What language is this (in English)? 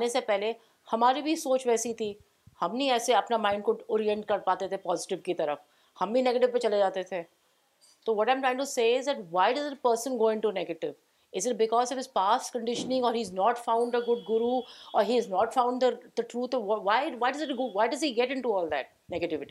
Urdu